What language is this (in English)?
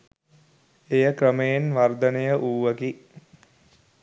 Sinhala